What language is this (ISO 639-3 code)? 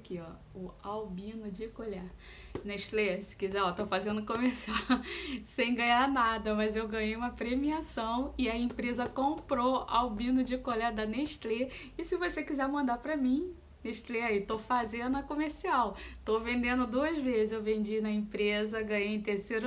por